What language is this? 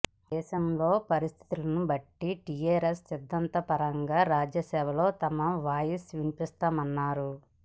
Telugu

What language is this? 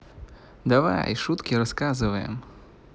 Russian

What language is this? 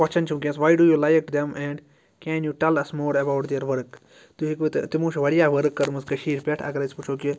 Kashmiri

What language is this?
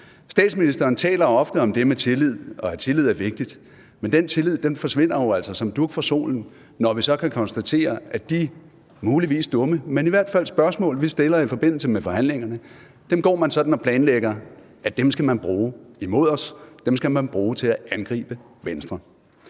Danish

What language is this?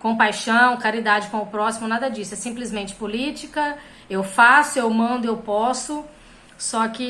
Portuguese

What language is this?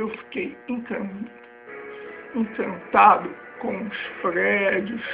Portuguese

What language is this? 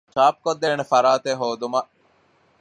Divehi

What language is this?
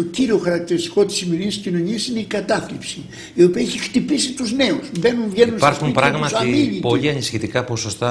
Greek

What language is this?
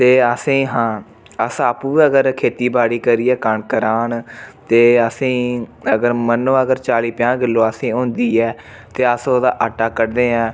Dogri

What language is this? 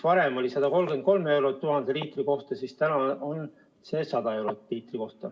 Estonian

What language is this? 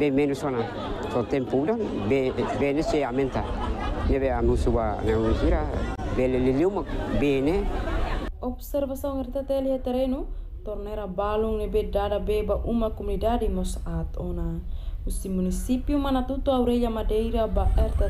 Indonesian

